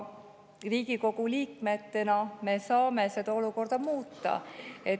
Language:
Estonian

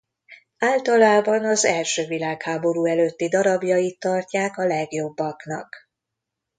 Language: Hungarian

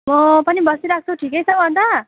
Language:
Nepali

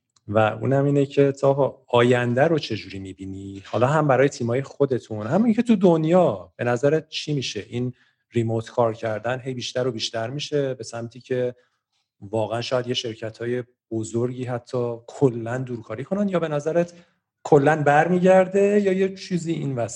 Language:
Persian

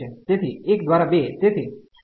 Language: Gujarati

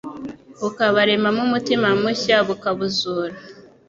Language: Kinyarwanda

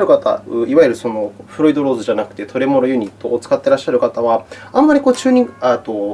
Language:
Japanese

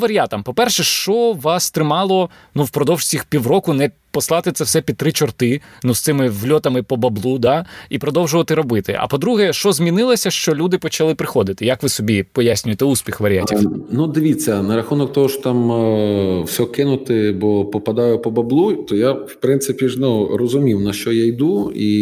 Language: Ukrainian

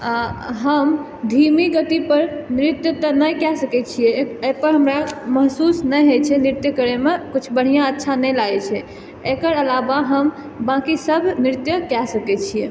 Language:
Maithili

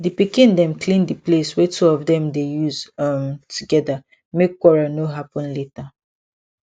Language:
Nigerian Pidgin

